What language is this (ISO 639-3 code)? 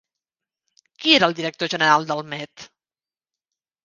cat